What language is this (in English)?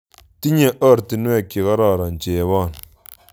Kalenjin